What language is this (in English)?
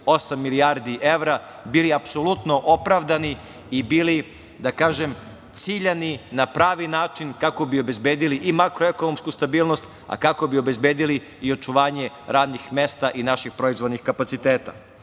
Serbian